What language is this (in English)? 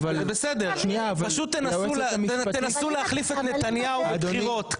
Hebrew